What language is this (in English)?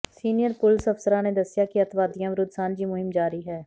Punjabi